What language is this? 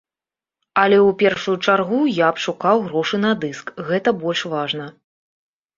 Belarusian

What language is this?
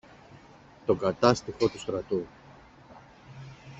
Greek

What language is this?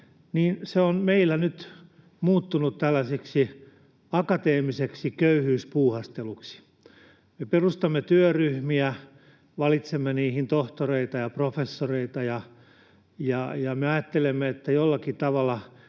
Finnish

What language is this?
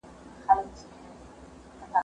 Pashto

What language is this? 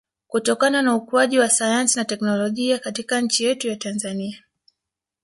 Swahili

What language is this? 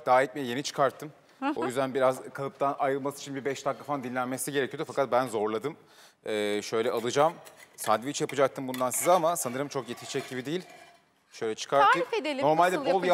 Turkish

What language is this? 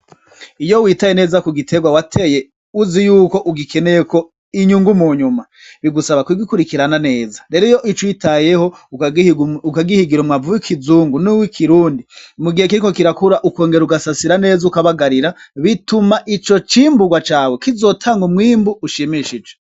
Rundi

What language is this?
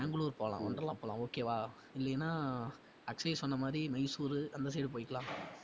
Tamil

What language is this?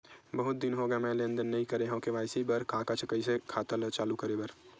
Chhattisgarhi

